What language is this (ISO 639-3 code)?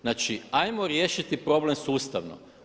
hrv